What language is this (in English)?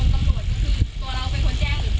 Thai